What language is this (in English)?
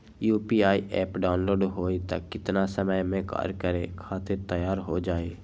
Magahi